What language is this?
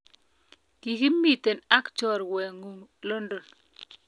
Kalenjin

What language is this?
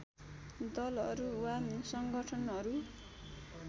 Nepali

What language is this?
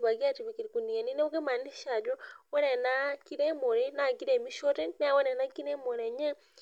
Masai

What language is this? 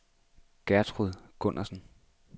Danish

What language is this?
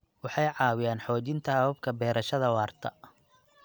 Somali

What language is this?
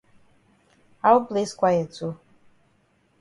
Cameroon Pidgin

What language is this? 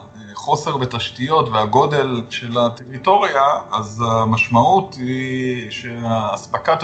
Hebrew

